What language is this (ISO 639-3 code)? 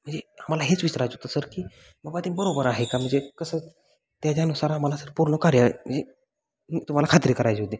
mar